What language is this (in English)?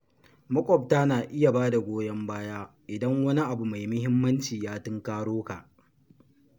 Hausa